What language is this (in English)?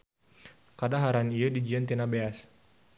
Sundanese